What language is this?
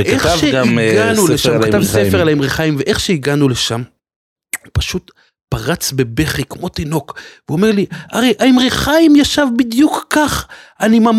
Hebrew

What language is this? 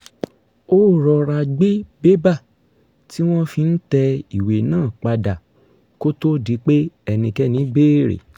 Yoruba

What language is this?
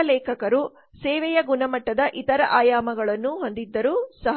Kannada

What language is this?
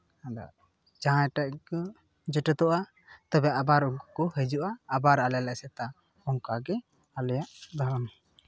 Santali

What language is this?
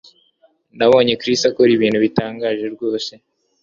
Kinyarwanda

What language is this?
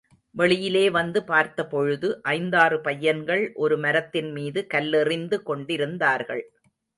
Tamil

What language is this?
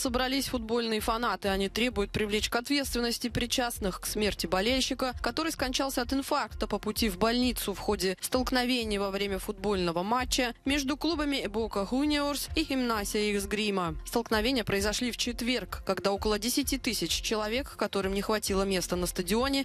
Russian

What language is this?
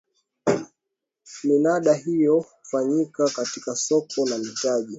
Swahili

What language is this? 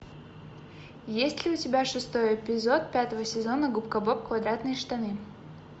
Russian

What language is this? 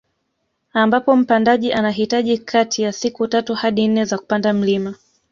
Swahili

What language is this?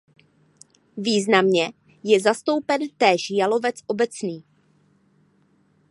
Czech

